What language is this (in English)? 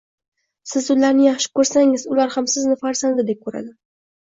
Uzbek